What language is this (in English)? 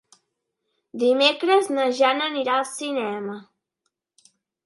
Catalan